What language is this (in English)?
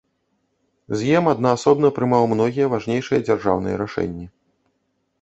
Belarusian